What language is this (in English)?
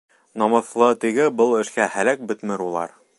Bashkir